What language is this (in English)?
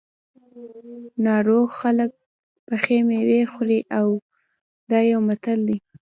Pashto